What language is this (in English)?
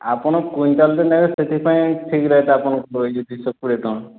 Odia